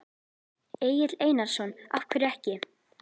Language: Icelandic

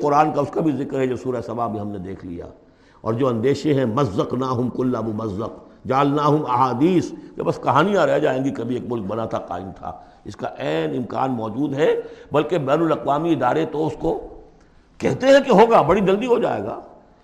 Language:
Urdu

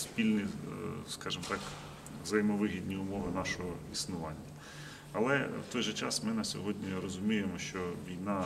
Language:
Ukrainian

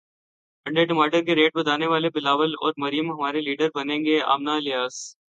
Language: Urdu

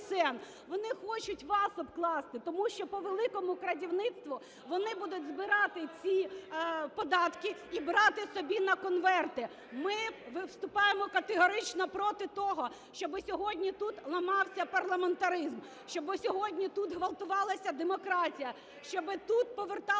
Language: Ukrainian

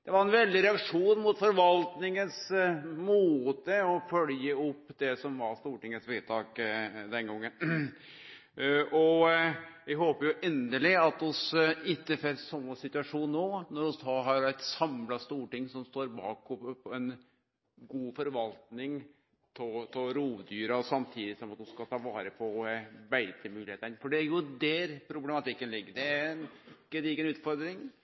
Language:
Norwegian Nynorsk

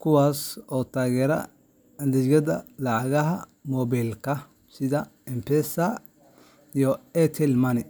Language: Somali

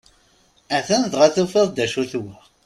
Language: Kabyle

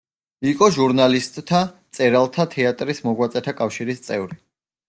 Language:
Georgian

